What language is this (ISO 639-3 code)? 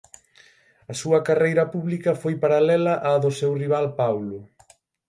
glg